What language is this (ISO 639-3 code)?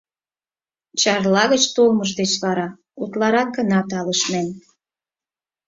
chm